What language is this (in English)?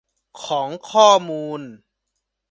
Thai